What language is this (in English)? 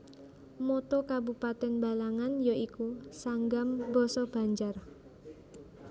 Javanese